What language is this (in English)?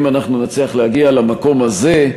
Hebrew